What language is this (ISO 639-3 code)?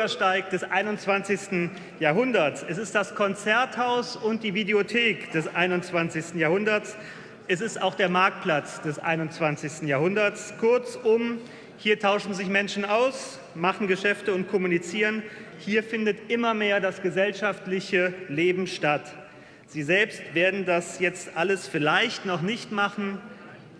deu